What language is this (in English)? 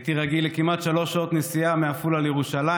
Hebrew